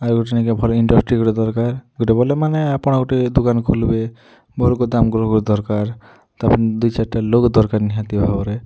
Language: Odia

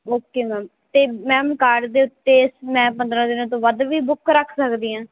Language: Punjabi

